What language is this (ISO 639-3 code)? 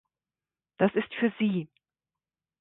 deu